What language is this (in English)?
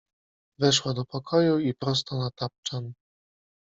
Polish